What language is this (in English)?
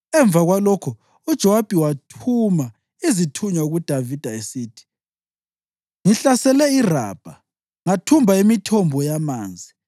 North Ndebele